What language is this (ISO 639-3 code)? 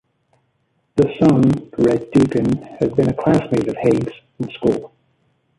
eng